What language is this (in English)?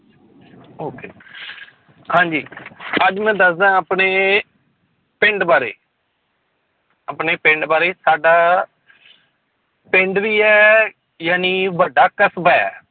Punjabi